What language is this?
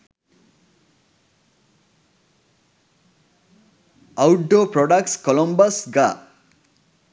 Sinhala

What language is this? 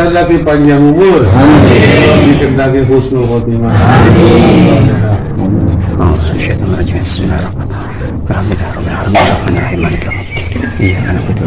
Indonesian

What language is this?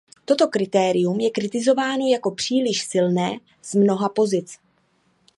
Czech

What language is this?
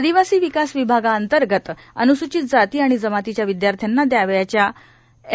Marathi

